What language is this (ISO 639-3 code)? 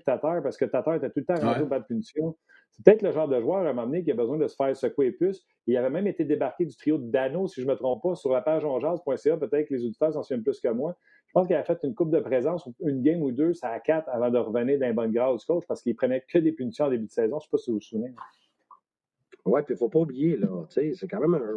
fra